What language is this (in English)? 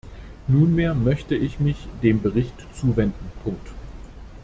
German